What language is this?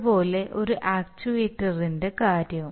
Malayalam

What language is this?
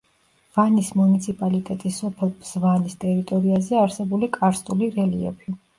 Georgian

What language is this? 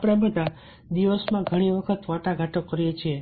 Gujarati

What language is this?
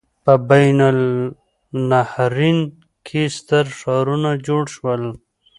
Pashto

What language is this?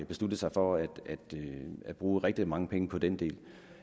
Danish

